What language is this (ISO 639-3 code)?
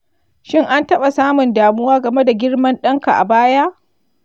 hau